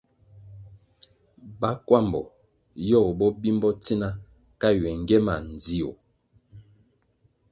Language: Kwasio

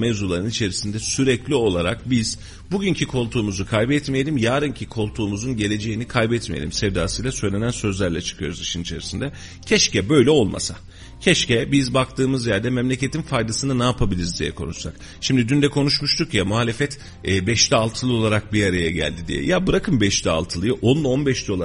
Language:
Turkish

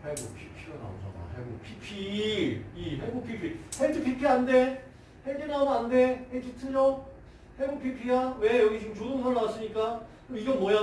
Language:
Korean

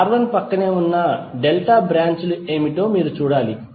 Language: Telugu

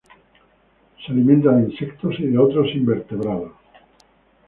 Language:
Spanish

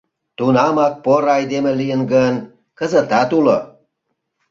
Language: Mari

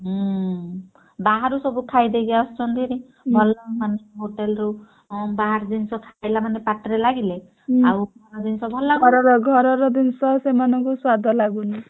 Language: Odia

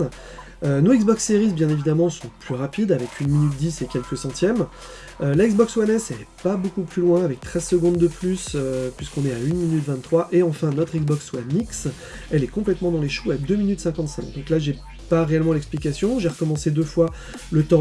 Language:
French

